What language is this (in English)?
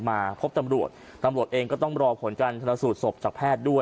Thai